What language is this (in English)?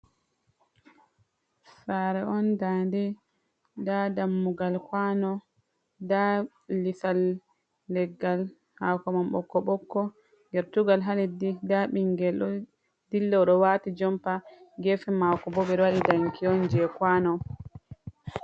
Fula